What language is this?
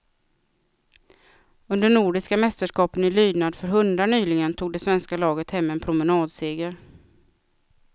Swedish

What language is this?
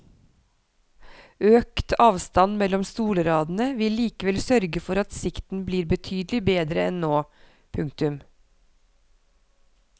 Norwegian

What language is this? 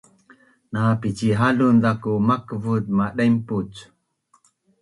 Bunun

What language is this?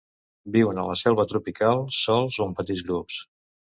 Catalan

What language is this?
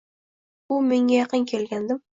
Uzbek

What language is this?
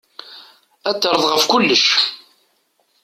Kabyle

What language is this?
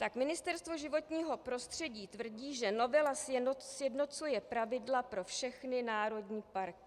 Czech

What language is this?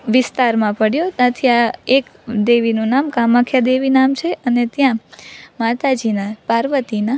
Gujarati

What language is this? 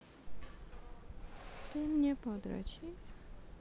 Russian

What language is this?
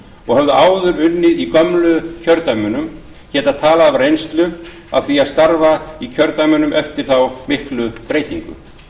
Icelandic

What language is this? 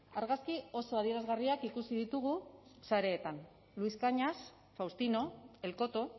Basque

